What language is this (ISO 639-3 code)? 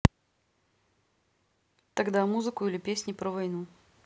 rus